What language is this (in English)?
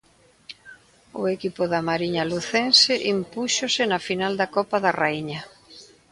Galician